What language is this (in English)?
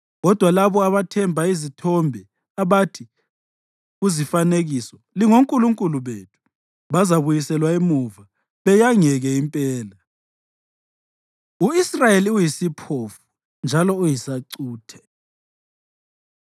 North Ndebele